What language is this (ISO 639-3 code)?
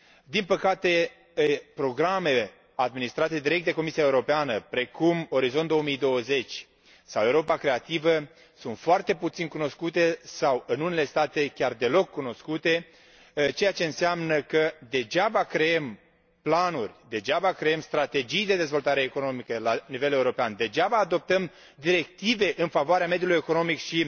ron